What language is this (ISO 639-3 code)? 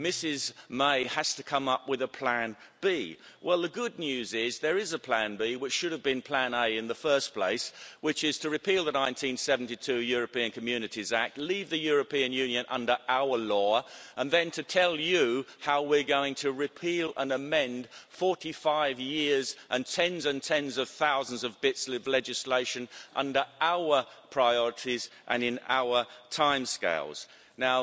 eng